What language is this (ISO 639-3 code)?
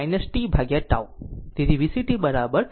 guj